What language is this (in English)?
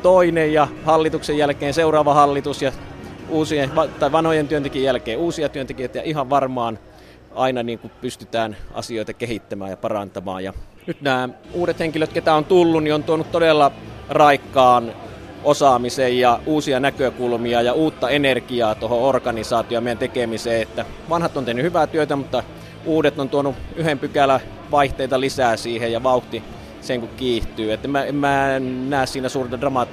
Finnish